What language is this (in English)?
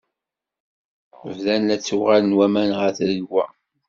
Kabyle